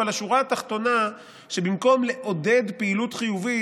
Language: Hebrew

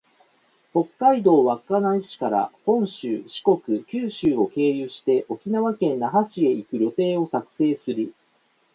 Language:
Japanese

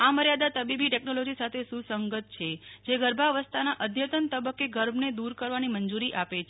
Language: Gujarati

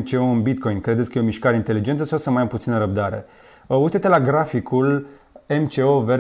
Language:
Romanian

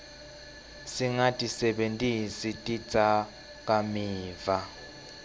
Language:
Swati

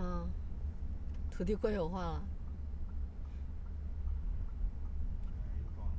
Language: Chinese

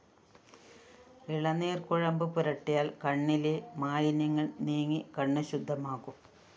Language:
Malayalam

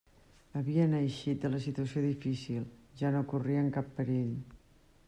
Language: Catalan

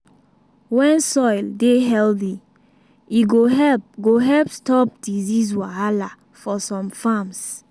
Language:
Nigerian Pidgin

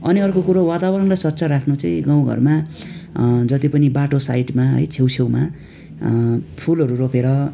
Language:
Nepali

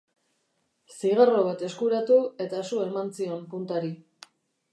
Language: Basque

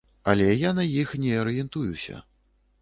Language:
Belarusian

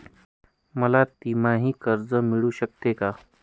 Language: Marathi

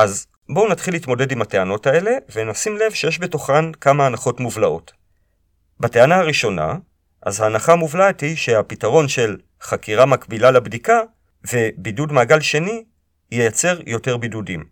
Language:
Hebrew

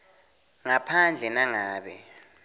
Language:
Swati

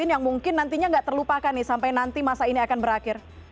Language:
Indonesian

